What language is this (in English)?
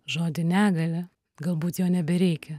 Lithuanian